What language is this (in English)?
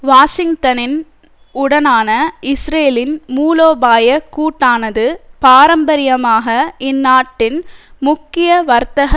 Tamil